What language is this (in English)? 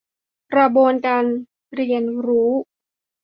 Thai